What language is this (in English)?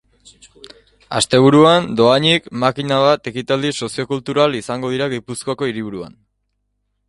Basque